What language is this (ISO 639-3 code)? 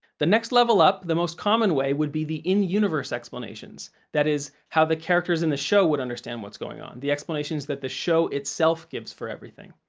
eng